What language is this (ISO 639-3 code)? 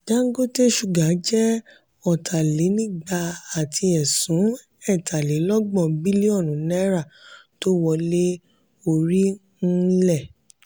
yor